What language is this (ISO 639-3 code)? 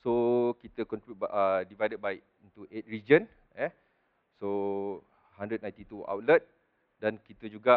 msa